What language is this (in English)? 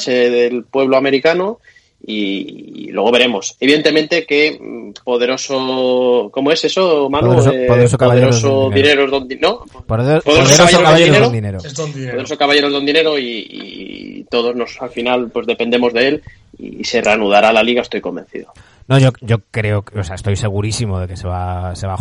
Spanish